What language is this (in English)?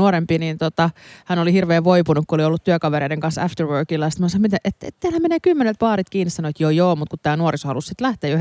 Finnish